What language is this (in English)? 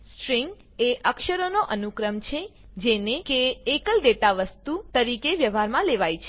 Gujarati